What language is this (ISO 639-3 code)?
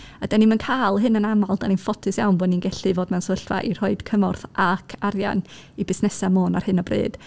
cym